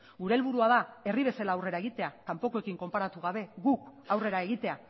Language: Basque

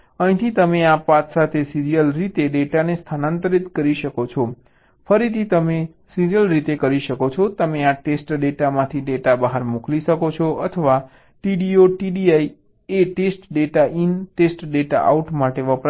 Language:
Gujarati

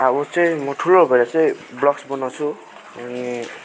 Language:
Nepali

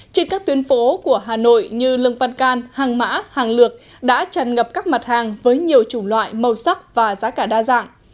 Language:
Vietnamese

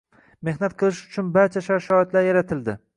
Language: Uzbek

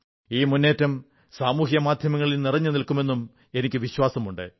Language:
Malayalam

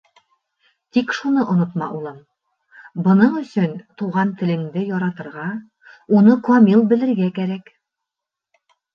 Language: Bashkir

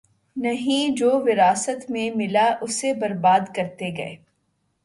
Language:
Urdu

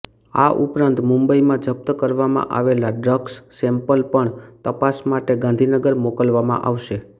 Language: Gujarati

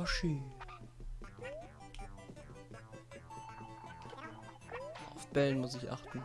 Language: German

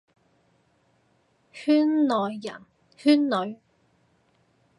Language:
Cantonese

